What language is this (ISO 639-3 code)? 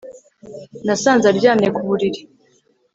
kin